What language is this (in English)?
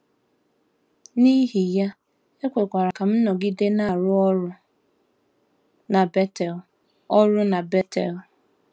Igbo